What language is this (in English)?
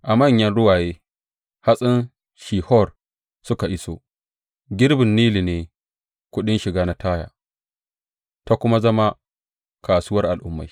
Hausa